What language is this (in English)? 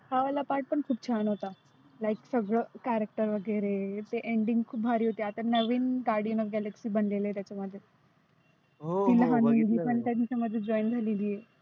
Marathi